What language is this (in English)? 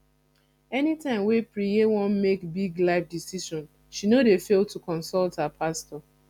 Nigerian Pidgin